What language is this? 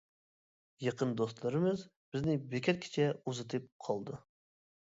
Uyghur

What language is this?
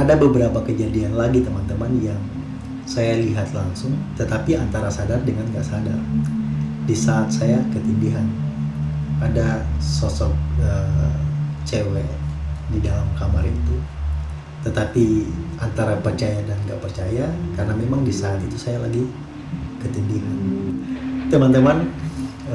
Indonesian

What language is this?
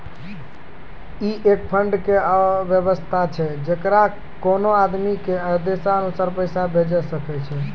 Maithili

